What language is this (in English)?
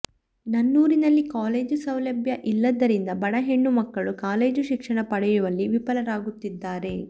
Kannada